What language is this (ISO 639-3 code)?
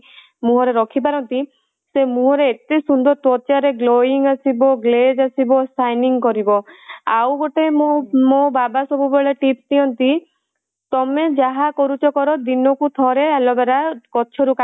ori